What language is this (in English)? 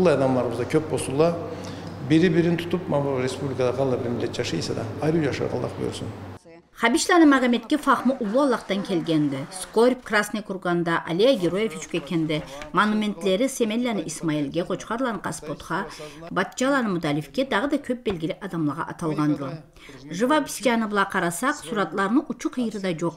Turkish